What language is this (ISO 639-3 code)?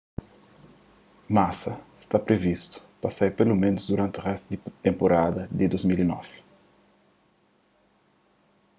kea